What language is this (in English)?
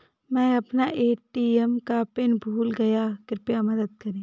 Hindi